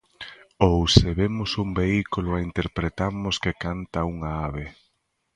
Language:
Galician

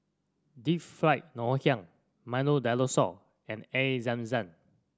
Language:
English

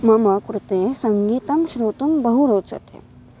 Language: Sanskrit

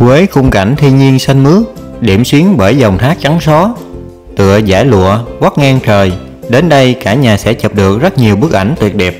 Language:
Vietnamese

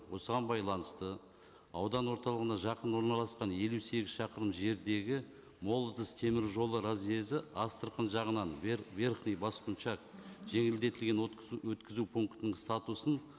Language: Kazakh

